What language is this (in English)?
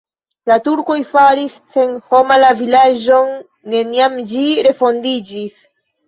Esperanto